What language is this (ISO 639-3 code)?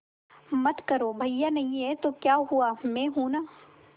hin